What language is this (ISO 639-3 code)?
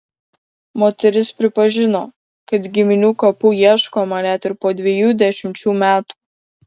lit